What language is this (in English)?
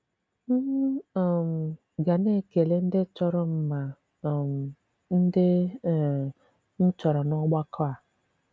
Igbo